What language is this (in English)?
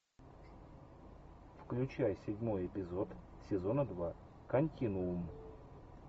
Russian